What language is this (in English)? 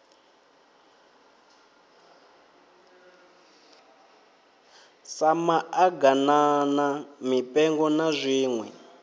Venda